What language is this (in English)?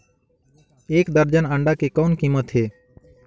Chhattisgarhi